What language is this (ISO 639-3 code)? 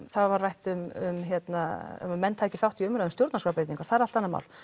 isl